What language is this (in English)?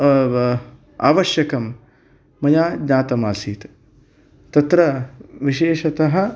Sanskrit